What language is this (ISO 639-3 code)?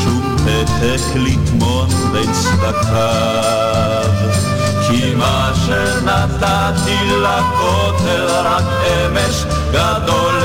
heb